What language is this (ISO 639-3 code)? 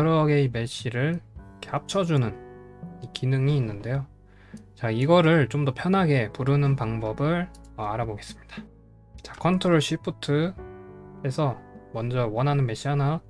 kor